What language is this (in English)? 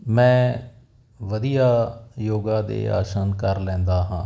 Punjabi